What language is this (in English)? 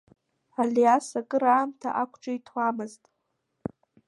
Abkhazian